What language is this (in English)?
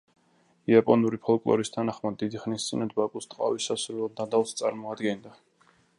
Georgian